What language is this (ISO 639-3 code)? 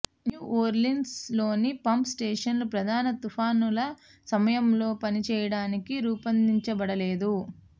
tel